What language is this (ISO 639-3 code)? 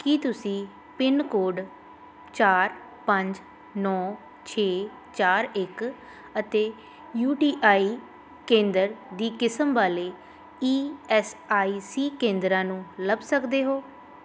pan